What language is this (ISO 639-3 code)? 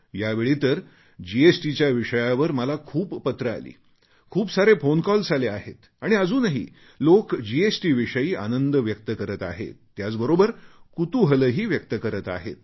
mar